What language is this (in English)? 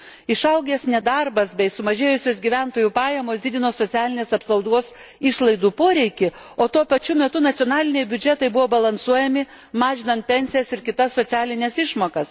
Lithuanian